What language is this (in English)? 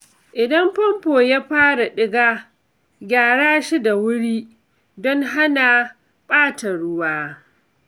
Hausa